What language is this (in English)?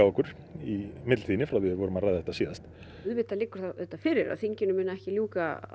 Icelandic